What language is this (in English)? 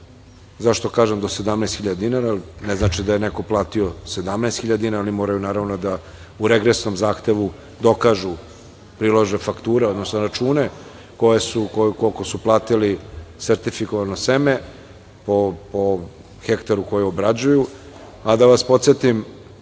Serbian